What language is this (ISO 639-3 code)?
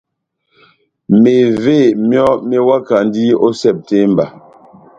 bnm